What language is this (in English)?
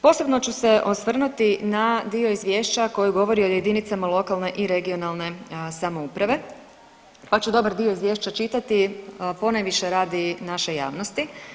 Croatian